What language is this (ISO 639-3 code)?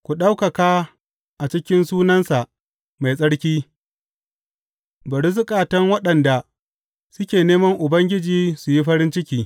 hau